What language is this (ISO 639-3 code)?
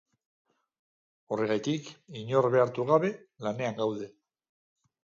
eus